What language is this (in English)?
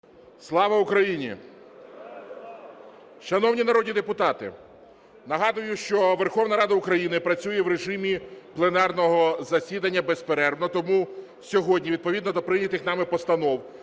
Ukrainian